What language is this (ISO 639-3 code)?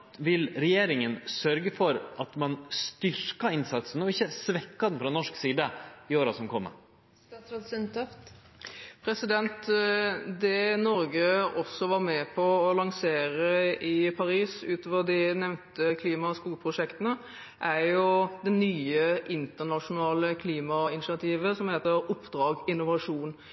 nor